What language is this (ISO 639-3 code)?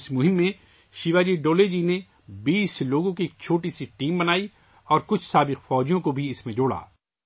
urd